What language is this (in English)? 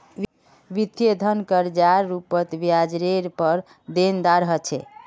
Magahi